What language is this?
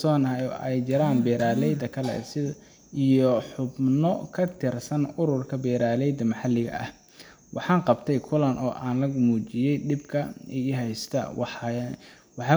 Somali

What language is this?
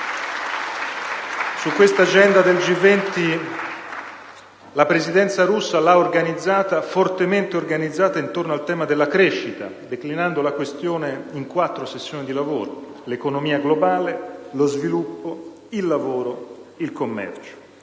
Italian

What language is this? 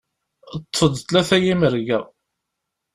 Kabyle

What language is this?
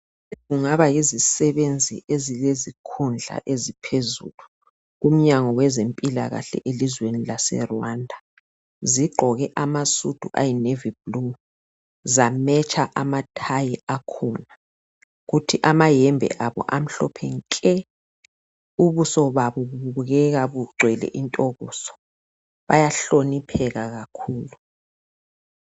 North Ndebele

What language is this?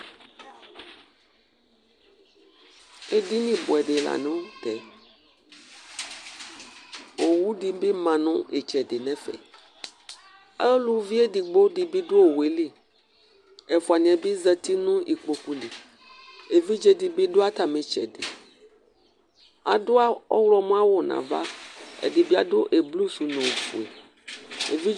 Ikposo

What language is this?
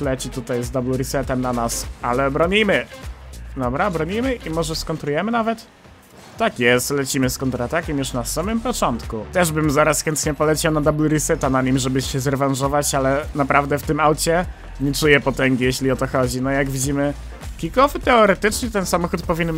Polish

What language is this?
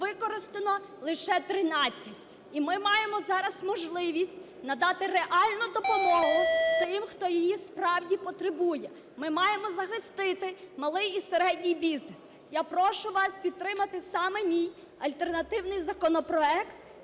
Ukrainian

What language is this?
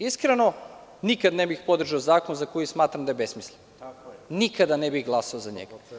Serbian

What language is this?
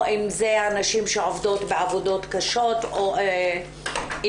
Hebrew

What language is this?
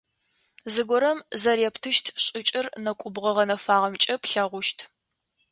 Adyghe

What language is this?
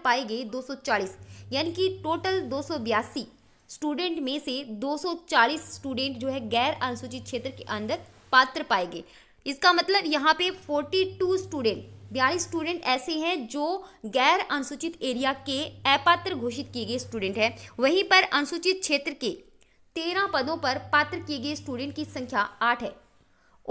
Hindi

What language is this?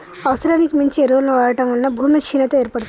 Telugu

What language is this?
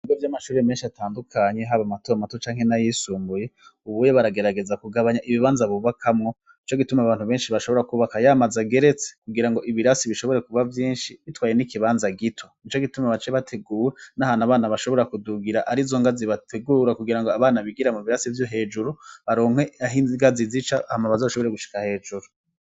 Rundi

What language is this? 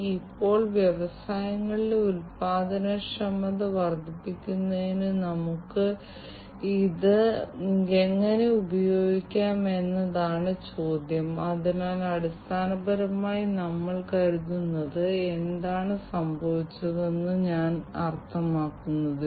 Malayalam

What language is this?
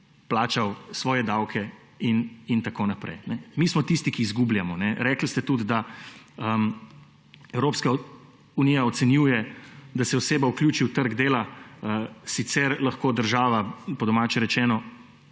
Slovenian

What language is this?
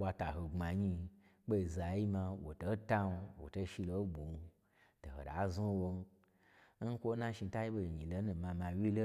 Gbagyi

